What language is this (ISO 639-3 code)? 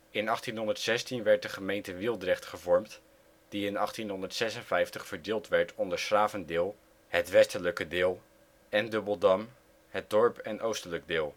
nld